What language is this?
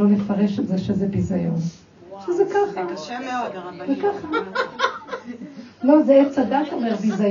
Hebrew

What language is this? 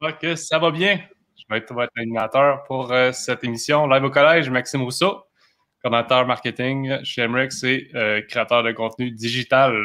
French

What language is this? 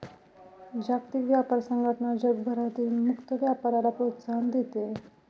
Marathi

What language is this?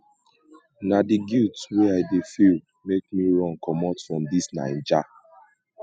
Nigerian Pidgin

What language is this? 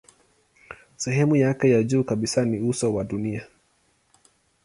Swahili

